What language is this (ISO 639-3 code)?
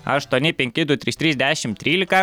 lit